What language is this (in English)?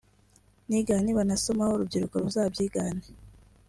Kinyarwanda